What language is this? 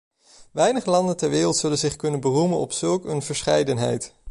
Dutch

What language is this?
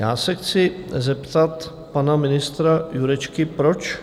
Czech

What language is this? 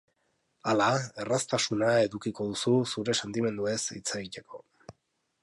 Basque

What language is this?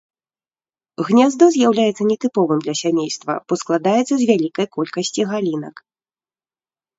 Belarusian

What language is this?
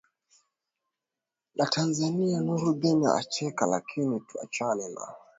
Swahili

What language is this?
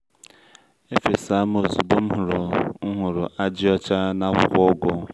Igbo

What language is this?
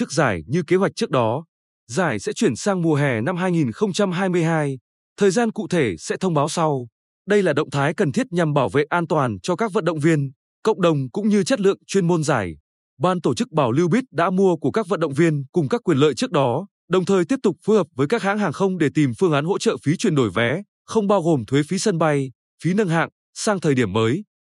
Vietnamese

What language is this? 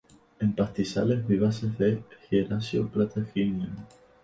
Spanish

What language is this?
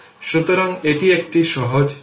Bangla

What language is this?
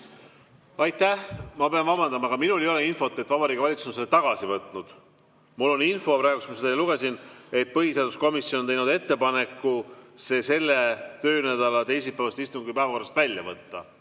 Estonian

